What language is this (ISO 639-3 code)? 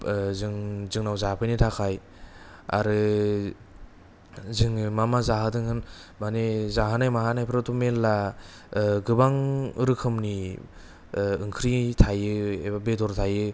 brx